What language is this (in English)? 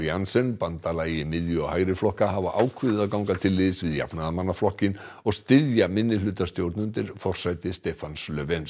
Icelandic